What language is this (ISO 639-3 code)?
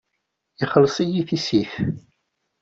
kab